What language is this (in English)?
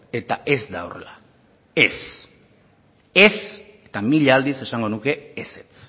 Basque